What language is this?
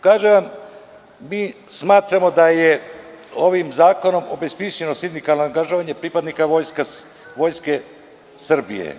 Serbian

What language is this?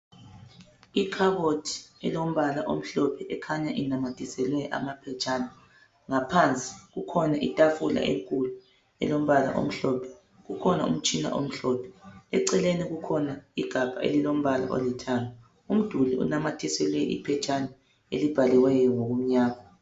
North Ndebele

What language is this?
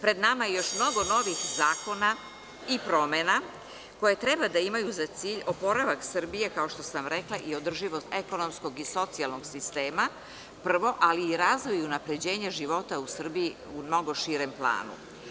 Serbian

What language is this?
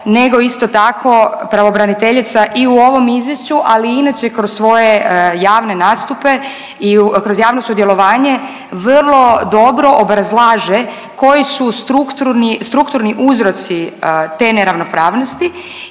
Croatian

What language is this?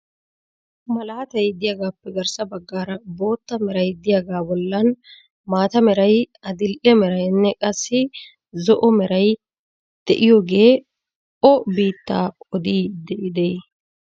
Wolaytta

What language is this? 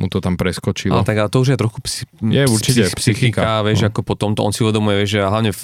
Slovak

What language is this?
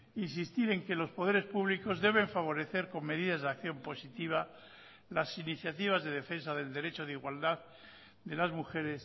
Spanish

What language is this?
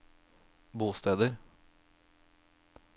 Norwegian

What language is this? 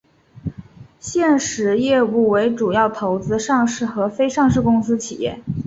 Chinese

